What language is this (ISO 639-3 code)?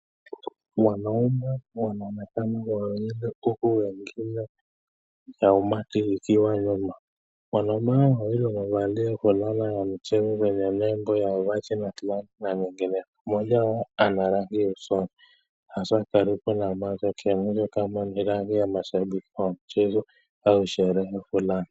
swa